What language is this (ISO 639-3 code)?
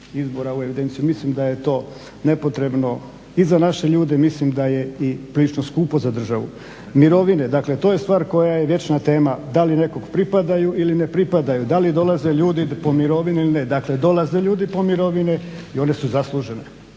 hrv